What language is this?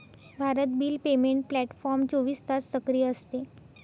Marathi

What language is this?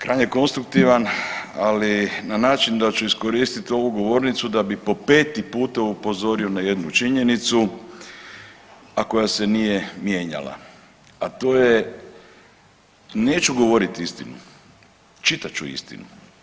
Croatian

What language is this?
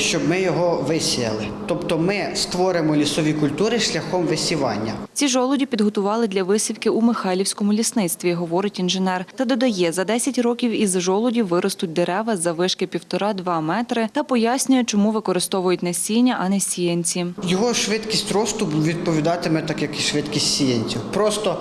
Ukrainian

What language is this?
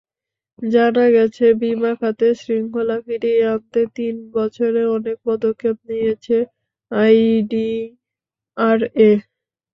Bangla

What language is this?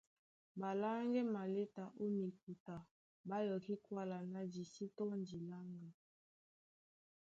Duala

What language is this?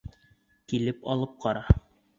Bashkir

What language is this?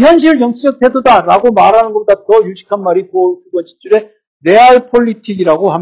Korean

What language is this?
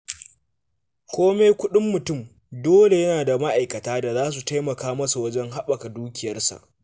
Hausa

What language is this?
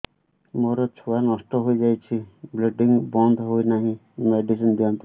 Odia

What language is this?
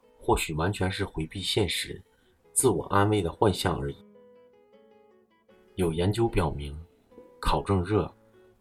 Chinese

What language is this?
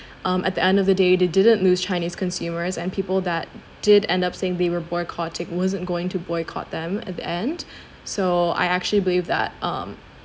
English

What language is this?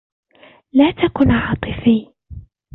Arabic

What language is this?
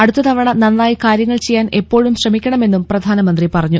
Malayalam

